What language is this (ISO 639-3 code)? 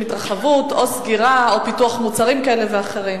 heb